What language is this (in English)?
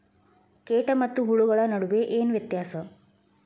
Kannada